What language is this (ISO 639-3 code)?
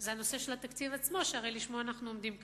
heb